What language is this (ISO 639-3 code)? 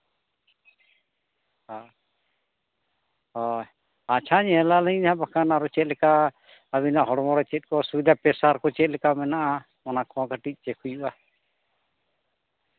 sat